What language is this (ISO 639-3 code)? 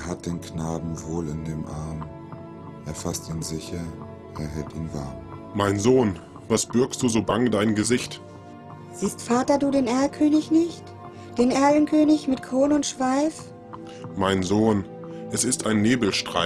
deu